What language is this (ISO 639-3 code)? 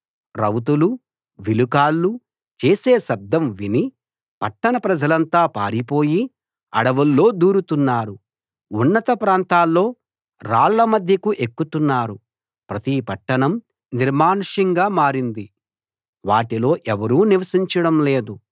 tel